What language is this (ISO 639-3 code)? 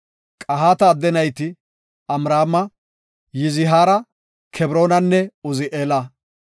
gof